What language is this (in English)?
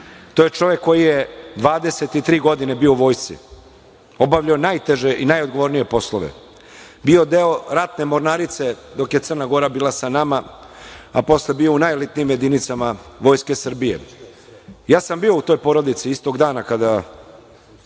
Serbian